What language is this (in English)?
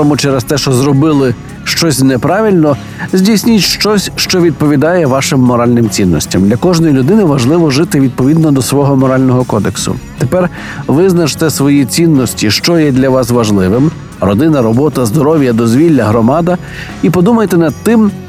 Ukrainian